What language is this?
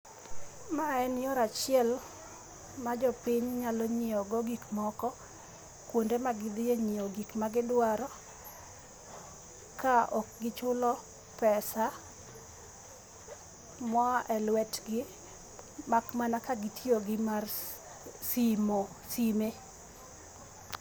Luo (Kenya and Tanzania)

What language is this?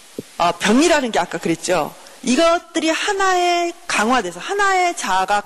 Korean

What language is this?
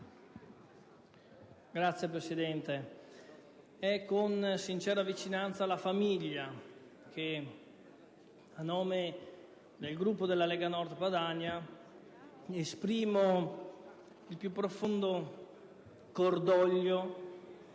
Italian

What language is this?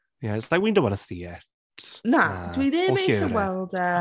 Welsh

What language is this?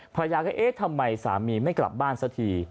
Thai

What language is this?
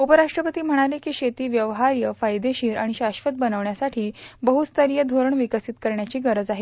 Marathi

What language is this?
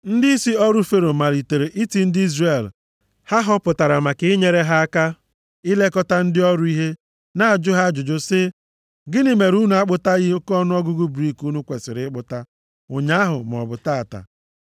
Igbo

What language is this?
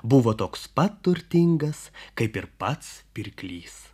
Lithuanian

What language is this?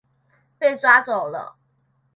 Chinese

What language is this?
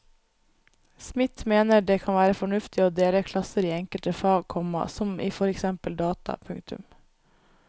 Norwegian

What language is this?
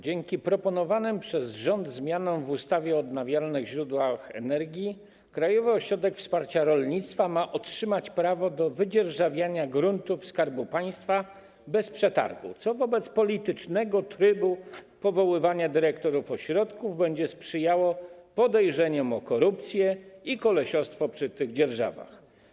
Polish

